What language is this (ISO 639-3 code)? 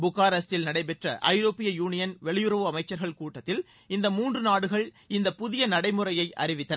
tam